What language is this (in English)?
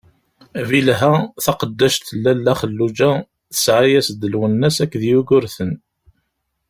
Kabyle